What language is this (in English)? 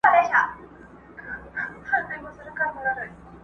Pashto